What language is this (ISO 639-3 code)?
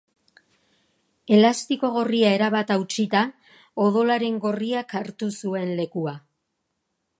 eus